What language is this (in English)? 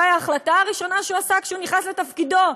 Hebrew